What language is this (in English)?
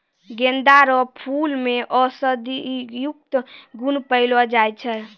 Maithili